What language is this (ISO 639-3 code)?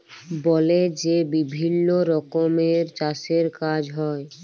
ben